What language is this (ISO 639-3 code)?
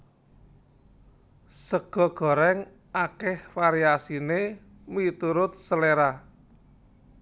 jav